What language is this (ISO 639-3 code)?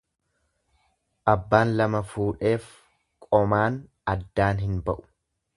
orm